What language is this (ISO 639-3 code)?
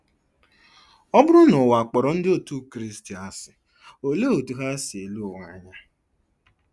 ibo